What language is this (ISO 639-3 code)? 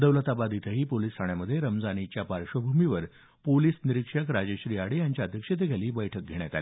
mar